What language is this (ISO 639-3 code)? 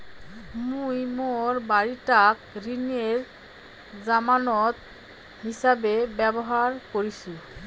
ben